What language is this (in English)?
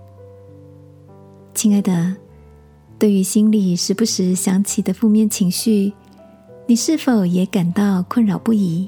Chinese